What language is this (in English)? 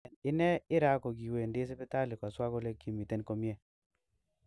Kalenjin